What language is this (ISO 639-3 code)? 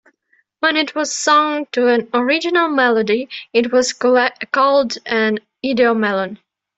eng